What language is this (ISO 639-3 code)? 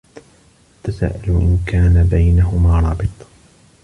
ara